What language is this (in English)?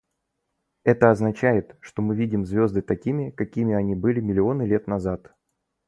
Russian